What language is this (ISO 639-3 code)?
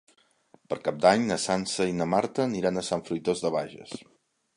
cat